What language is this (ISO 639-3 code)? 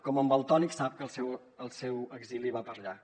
cat